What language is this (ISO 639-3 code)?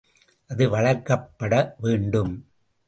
tam